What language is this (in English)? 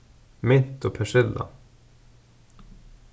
Faroese